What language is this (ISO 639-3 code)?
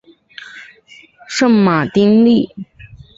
zho